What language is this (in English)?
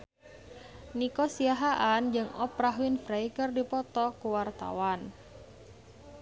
Sundanese